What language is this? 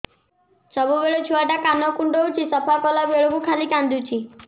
Odia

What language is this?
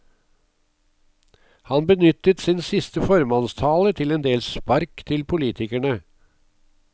Norwegian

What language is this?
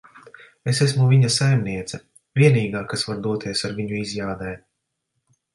Latvian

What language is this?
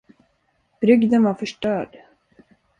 Swedish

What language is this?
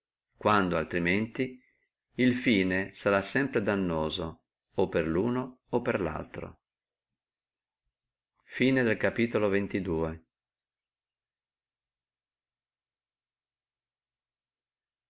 Italian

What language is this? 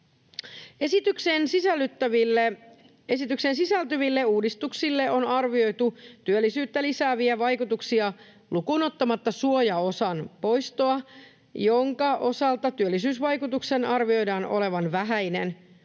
Finnish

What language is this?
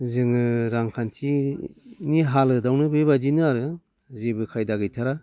Bodo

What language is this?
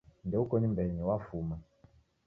Taita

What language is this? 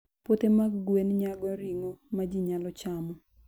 Luo (Kenya and Tanzania)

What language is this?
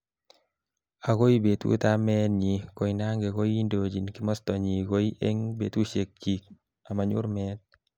Kalenjin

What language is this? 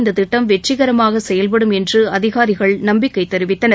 Tamil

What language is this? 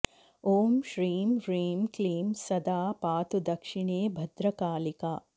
Sanskrit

